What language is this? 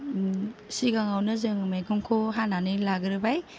Bodo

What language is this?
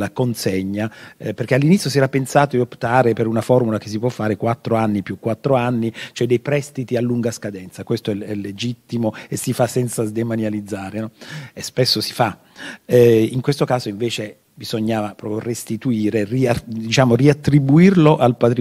Italian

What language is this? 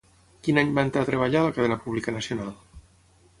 Catalan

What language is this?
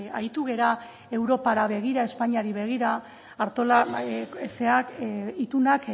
Basque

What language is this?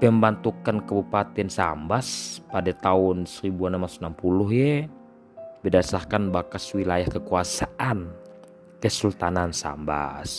Malay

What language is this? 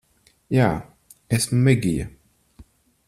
Latvian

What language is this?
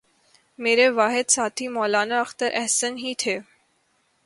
Urdu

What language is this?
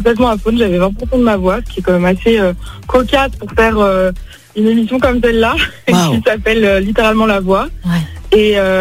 French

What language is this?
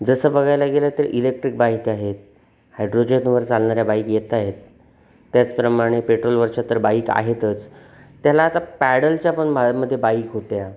Marathi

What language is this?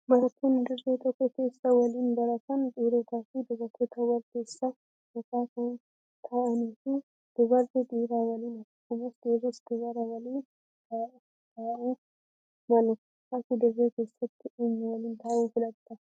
Oromo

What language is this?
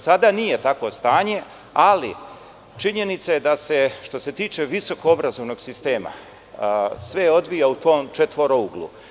Serbian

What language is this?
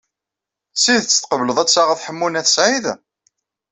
Kabyle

